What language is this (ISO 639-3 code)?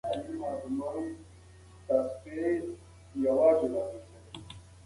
pus